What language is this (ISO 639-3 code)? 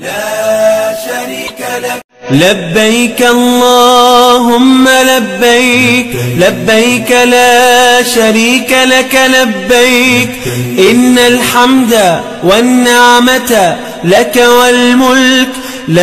ara